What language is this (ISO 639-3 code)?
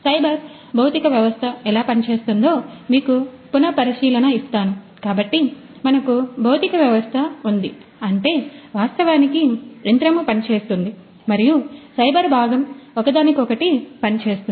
tel